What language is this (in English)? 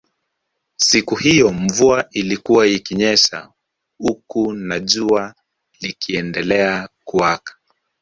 Swahili